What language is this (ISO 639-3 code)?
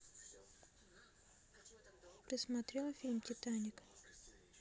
rus